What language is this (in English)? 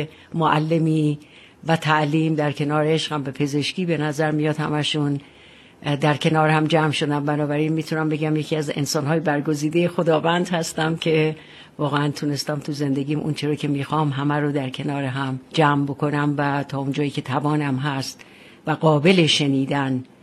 Persian